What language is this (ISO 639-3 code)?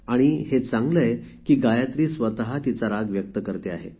mar